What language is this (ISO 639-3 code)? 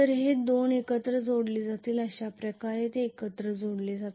mar